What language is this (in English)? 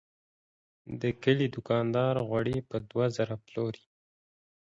Pashto